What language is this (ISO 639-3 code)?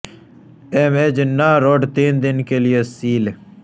urd